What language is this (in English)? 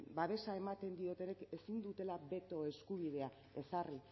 Basque